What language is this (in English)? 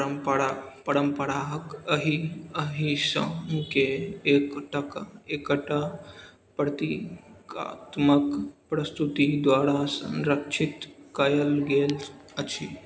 Maithili